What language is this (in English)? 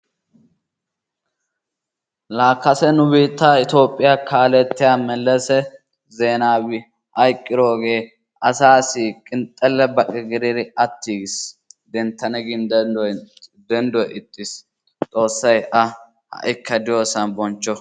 Wolaytta